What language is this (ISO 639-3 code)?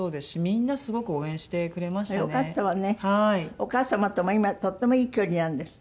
jpn